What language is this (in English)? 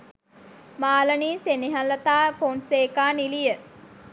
Sinhala